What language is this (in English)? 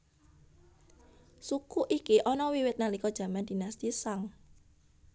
Javanese